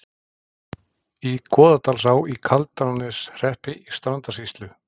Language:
Icelandic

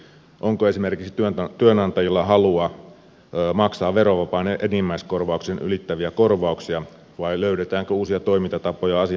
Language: Finnish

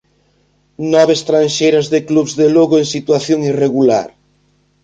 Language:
Galician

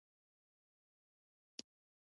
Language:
Pashto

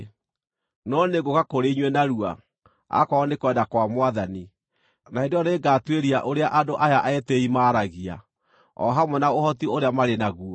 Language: Kikuyu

